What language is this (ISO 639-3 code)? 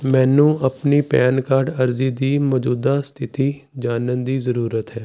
pan